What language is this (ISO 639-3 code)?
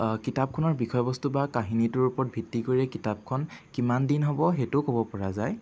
asm